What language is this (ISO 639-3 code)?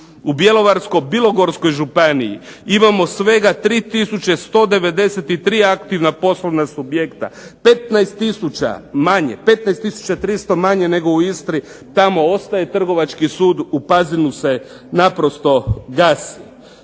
hrv